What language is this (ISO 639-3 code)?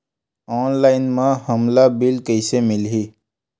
hne